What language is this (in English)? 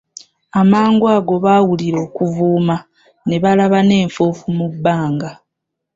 Ganda